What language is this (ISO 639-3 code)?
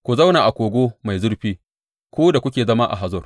hau